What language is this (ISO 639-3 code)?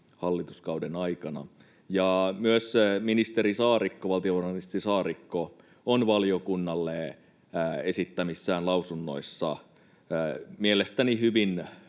fin